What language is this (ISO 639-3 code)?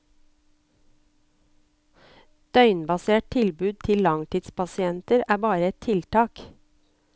nor